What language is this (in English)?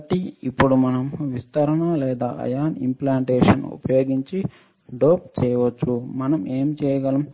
Telugu